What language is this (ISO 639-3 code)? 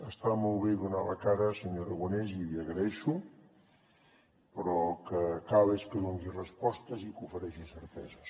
cat